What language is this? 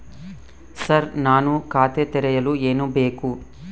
Kannada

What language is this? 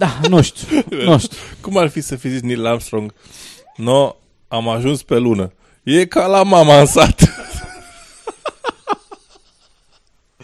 Romanian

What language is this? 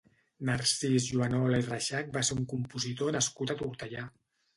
Catalan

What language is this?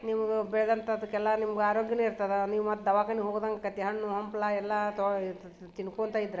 Kannada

